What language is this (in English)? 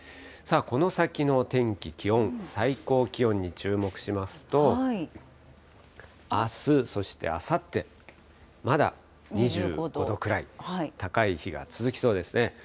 Japanese